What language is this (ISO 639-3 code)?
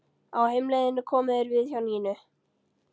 isl